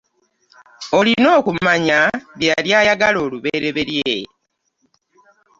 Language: Ganda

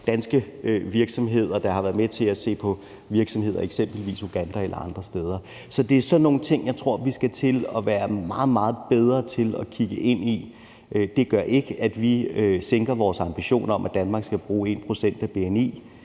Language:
Danish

